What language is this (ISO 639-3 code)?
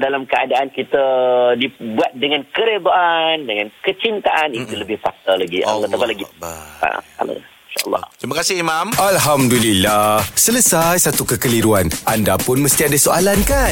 msa